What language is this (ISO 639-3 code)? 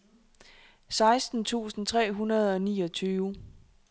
dan